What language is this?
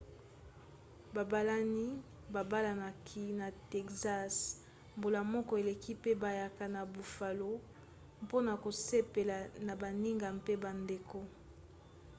Lingala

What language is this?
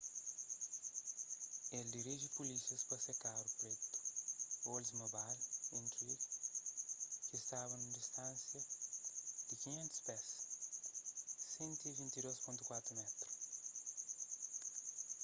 Kabuverdianu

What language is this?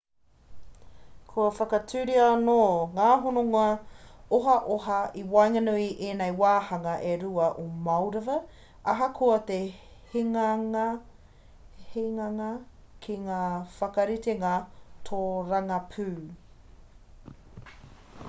Māori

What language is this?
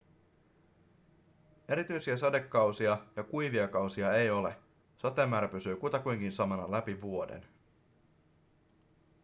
Finnish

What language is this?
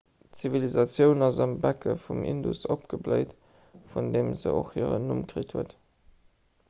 Luxembourgish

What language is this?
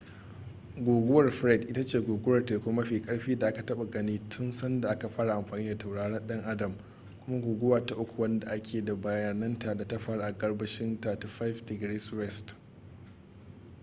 Hausa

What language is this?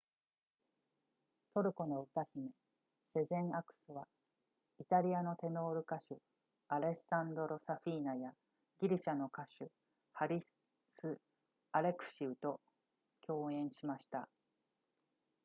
Japanese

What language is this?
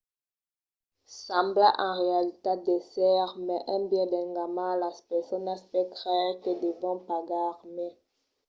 Occitan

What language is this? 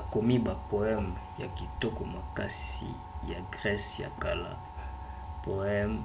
Lingala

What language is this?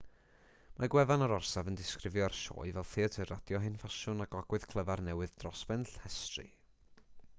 Welsh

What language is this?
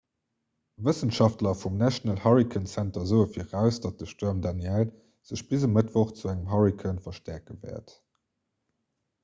Luxembourgish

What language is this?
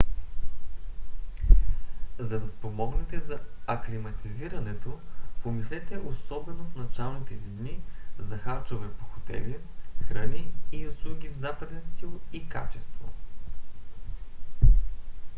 Bulgarian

